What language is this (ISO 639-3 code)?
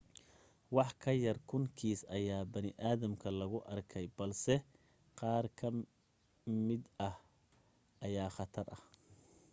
som